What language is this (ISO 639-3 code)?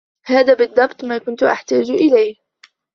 ara